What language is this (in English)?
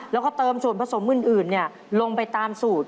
Thai